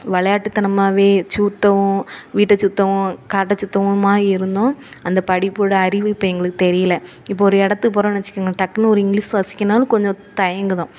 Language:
Tamil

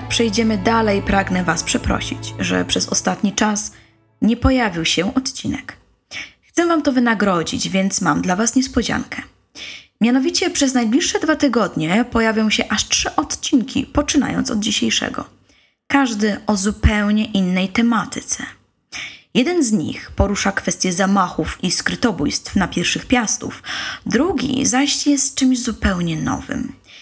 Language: Polish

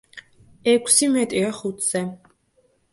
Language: Georgian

